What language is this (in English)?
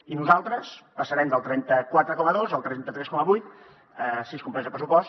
Catalan